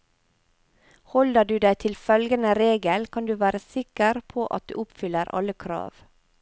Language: Norwegian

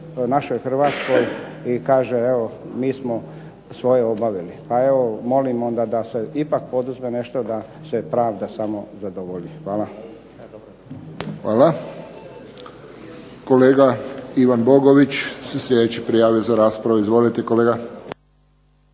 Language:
Croatian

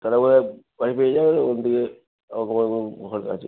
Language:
Bangla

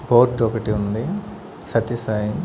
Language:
Telugu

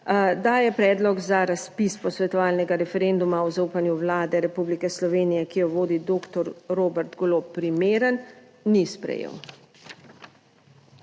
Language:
Slovenian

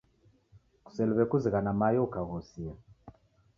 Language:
Taita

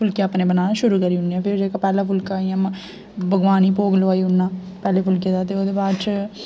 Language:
Dogri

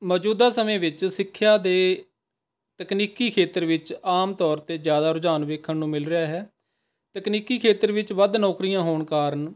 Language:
Punjabi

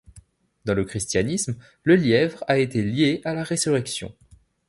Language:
French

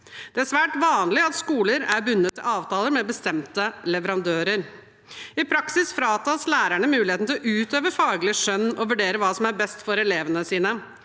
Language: Norwegian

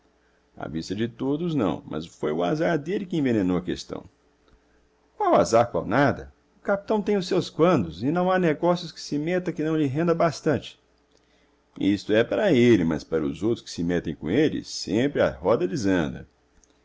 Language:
Portuguese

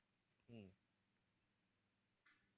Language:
Tamil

